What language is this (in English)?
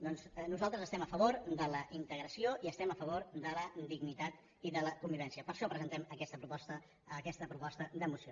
Catalan